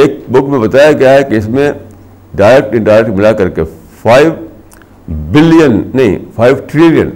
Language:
Urdu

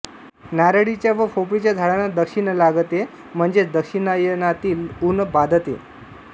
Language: Marathi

